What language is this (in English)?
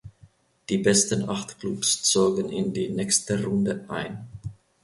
German